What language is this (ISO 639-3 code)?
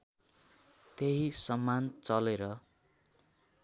nep